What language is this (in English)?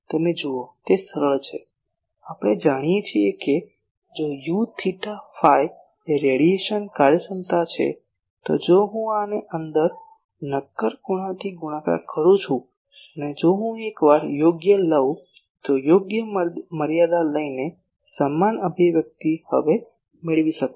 Gujarati